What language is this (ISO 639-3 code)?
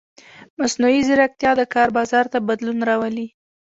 pus